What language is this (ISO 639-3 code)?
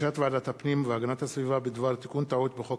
heb